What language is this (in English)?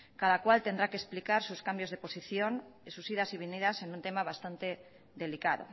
Spanish